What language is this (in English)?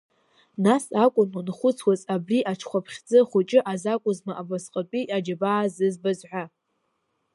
Abkhazian